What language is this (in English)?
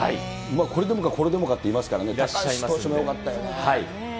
Japanese